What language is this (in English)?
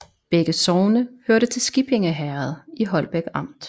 Danish